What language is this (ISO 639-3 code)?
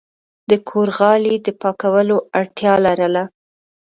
pus